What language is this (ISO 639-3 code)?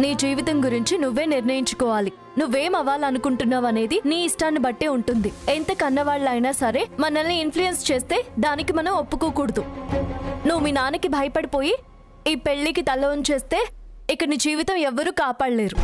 tel